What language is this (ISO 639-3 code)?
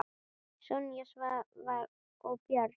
isl